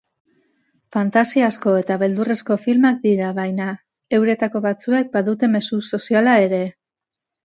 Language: Basque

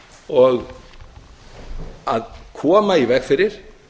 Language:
Icelandic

